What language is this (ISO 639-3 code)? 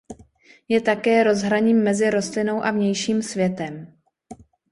ces